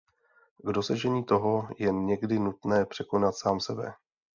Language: Czech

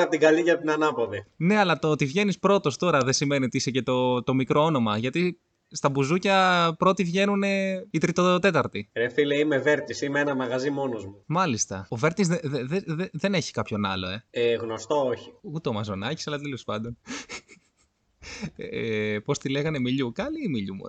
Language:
Greek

